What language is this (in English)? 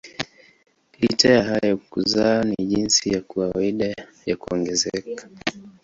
Swahili